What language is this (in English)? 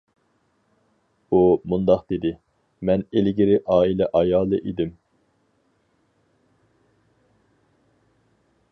Uyghur